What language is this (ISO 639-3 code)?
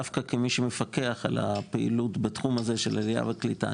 heb